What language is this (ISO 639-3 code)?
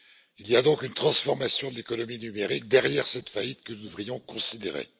fra